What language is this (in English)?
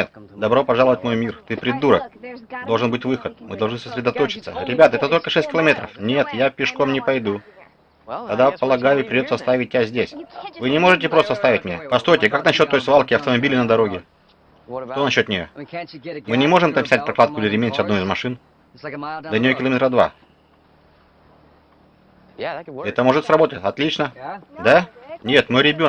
Russian